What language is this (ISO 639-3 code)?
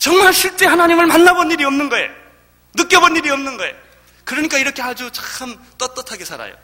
kor